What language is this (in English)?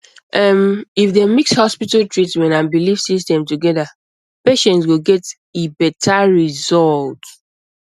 Nigerian Pidgin